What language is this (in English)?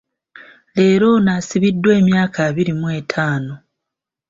Ganda